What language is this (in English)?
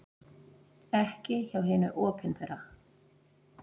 Icelandic